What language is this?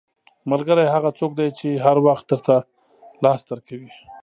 Pashto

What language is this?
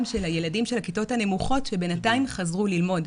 Hebrew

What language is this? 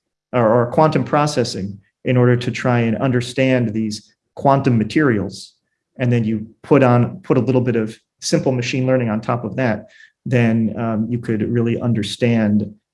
English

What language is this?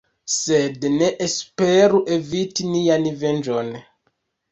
Esperanto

